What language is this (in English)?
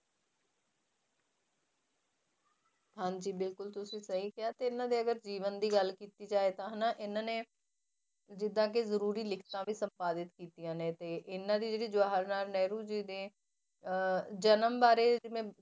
Punjabi